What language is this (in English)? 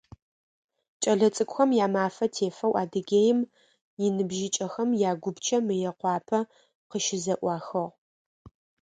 Adyghe